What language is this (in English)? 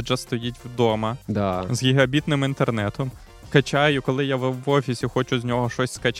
Ukrainian